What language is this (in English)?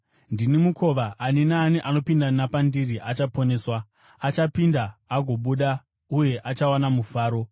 Shona